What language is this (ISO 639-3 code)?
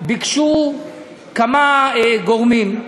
heb